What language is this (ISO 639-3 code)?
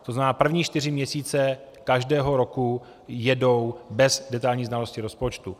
ces